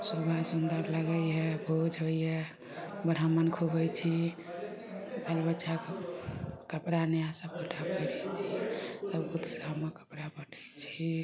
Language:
Maithili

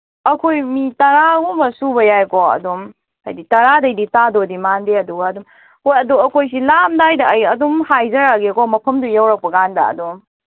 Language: Manipuri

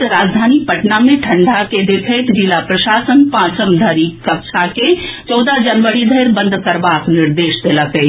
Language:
Maithili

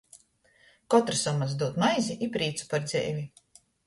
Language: Latgalian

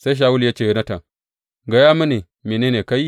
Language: Hausa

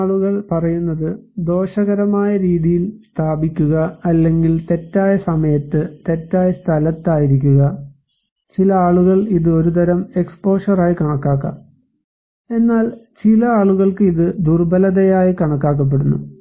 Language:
Malayalam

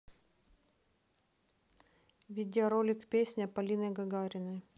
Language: Russian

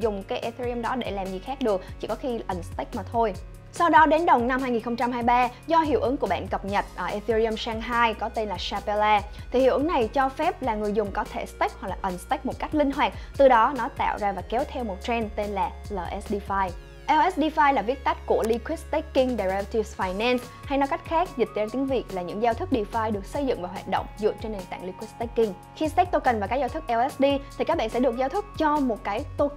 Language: Vietnamese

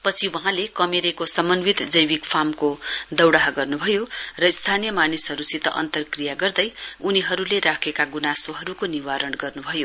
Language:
Nepali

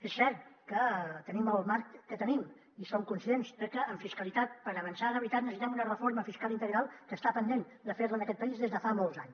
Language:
Catalan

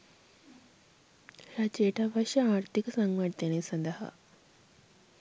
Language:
Sinhala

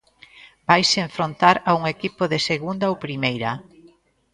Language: Galician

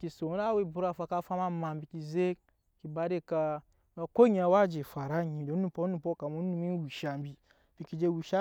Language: Nyankpa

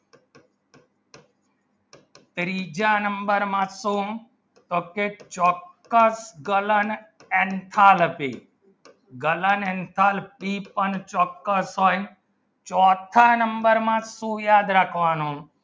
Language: Gujarati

